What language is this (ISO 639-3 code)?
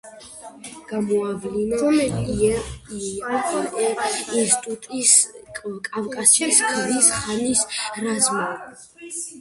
kat